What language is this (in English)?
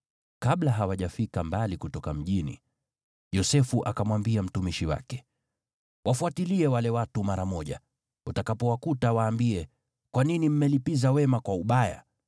Swahili